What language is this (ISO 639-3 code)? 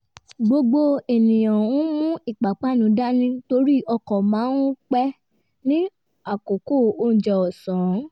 yor